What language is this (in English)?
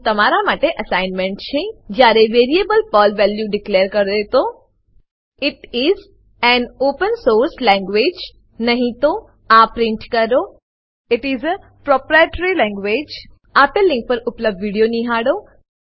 Gujarati